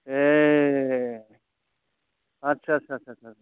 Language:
Bodo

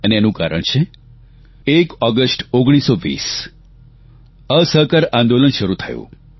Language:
Gujarati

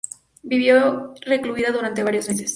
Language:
Spanish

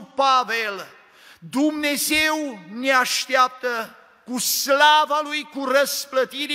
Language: Romanian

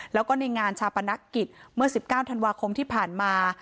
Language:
Thai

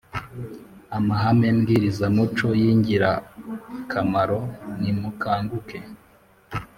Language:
Kinyarwanda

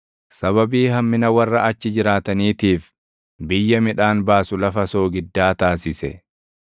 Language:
Oromo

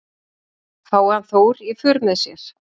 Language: Icelandic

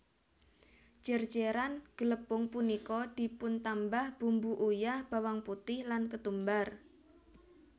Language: Javanese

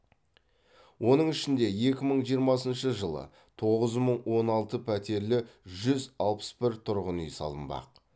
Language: Kazakh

